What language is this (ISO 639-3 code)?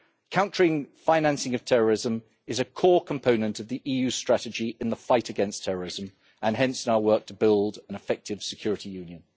eng